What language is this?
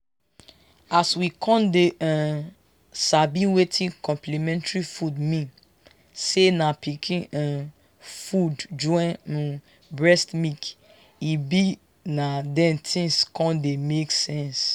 Nigerian Pidgin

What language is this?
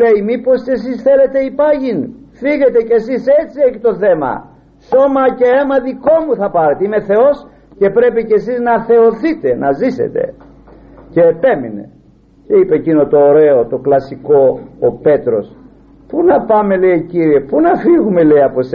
Greek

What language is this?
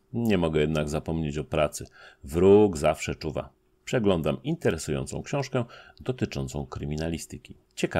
Polish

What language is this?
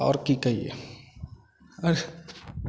Maithili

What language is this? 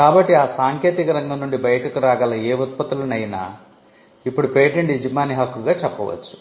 Telugu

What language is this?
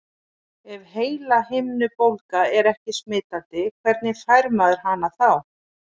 Icelandic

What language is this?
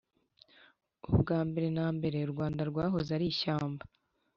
Kinyarwanda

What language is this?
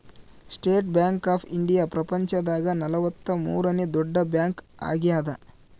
Kannada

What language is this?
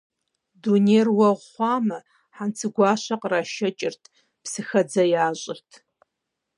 Kabardian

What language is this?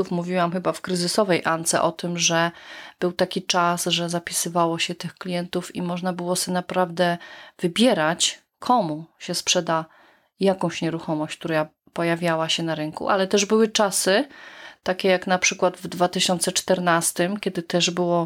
Polish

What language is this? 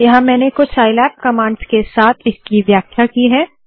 Hindi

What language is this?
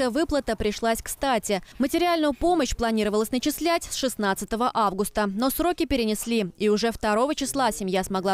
Russian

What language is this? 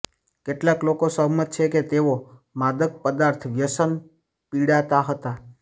Gujarati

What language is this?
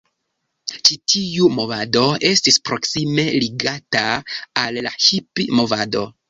Esperanto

